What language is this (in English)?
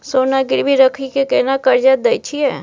Maithili